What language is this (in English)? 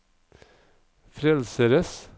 Norwegian